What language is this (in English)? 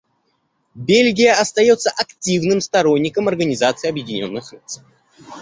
Russian